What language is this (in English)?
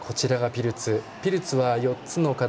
Japanese